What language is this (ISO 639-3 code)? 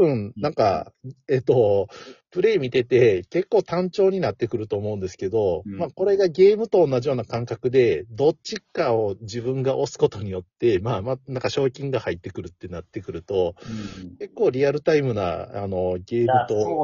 jpn